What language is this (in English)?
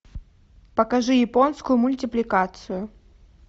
Russian